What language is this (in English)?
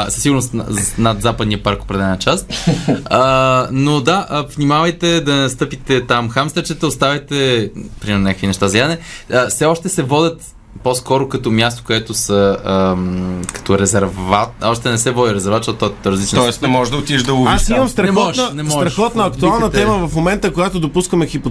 Bulgarian